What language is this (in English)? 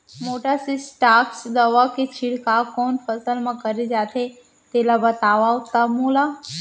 Chhattisgarhi